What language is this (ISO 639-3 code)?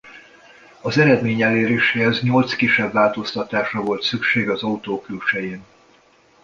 hun